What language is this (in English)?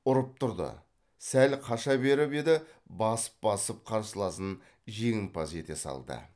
Kazakh